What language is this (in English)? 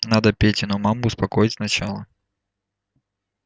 Russian